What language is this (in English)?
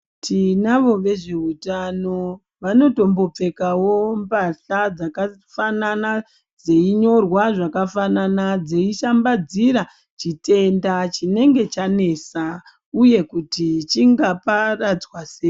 Ndau